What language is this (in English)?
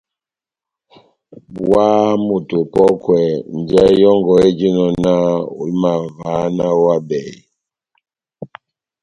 Batanga